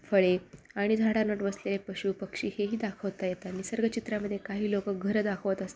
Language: Marathi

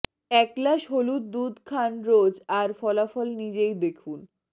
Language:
Bangla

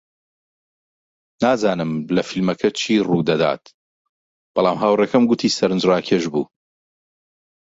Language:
Central Kurdish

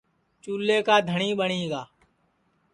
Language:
Sansi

